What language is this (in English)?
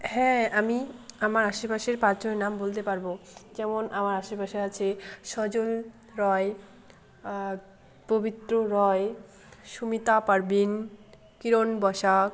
Bangla